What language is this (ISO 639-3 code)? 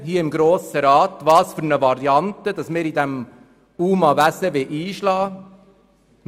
gsw